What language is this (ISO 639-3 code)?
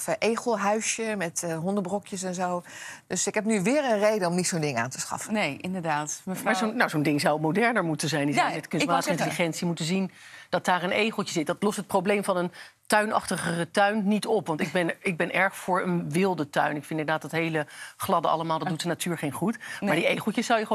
nld